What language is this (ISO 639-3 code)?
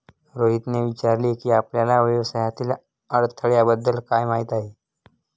mar